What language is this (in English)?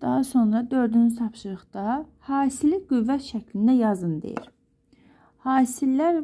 Turkish